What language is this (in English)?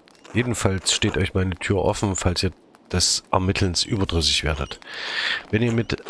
German